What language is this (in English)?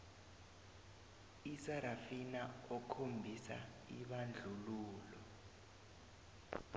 South Ndebele